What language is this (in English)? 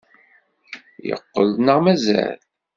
Kabyle